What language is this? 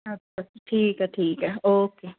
Punjabi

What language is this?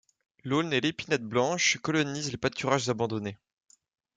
French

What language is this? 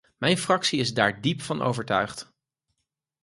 Dutch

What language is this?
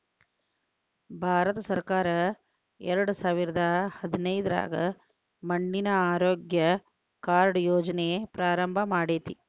Kannada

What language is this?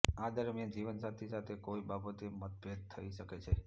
Gujarati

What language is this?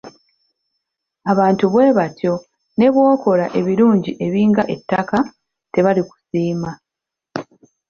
Ganda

